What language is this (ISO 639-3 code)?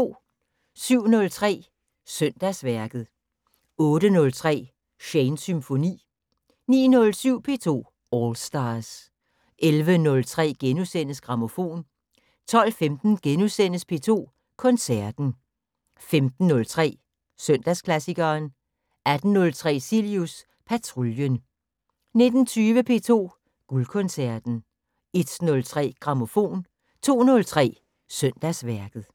dan